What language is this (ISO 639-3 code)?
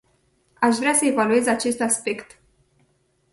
ron